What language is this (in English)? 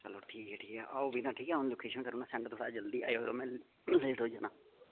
Dogri